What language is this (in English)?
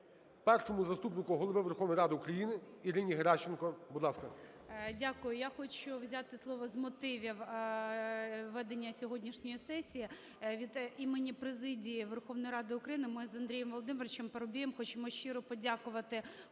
Ukrainian